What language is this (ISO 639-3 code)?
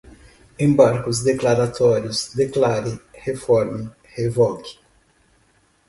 por